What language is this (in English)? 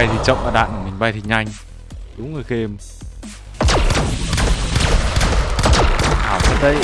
Vietnamese